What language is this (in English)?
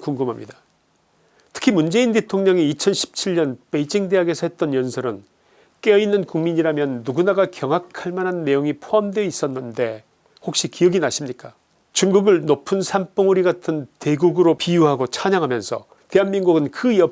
Korean